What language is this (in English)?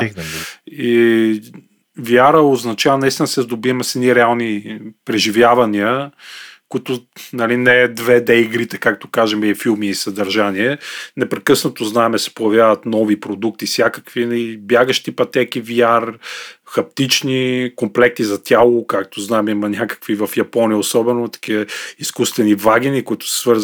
Bulgarian